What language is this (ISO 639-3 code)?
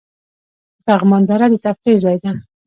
pus